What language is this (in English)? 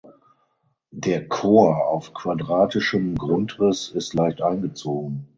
German